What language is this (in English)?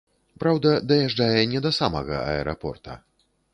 Belarusian